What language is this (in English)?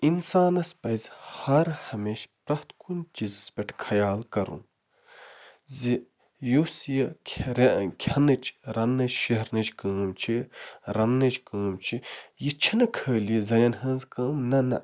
Kashmiri